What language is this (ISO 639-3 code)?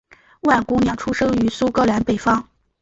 zho